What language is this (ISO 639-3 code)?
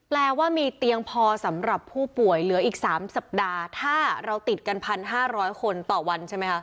tha